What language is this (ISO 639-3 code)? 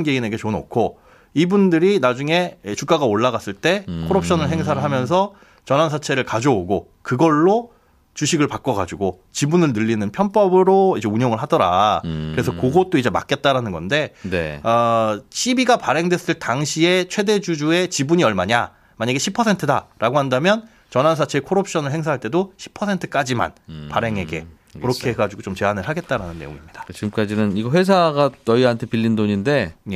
kor